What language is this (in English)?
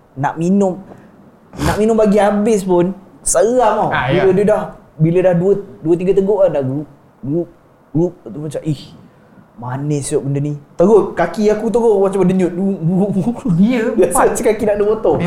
Malay